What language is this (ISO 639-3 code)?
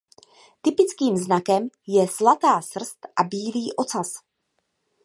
ces